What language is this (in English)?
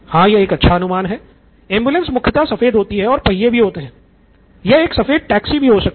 Hindi